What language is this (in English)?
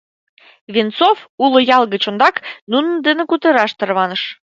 Mari